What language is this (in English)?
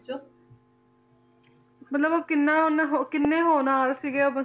Punjabi